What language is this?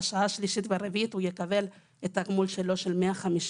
Hebrew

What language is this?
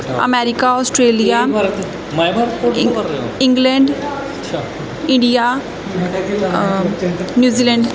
Punjabi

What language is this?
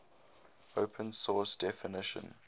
English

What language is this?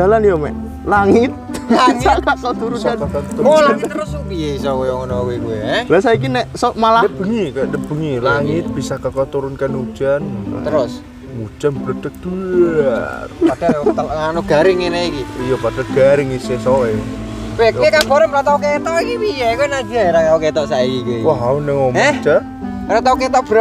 Indonesian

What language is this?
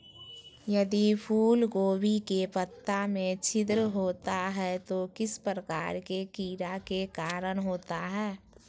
Magahi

